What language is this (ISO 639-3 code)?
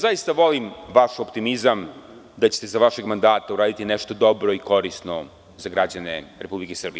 srp